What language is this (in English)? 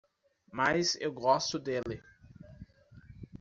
Portuguese